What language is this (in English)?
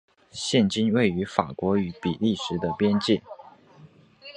Chinese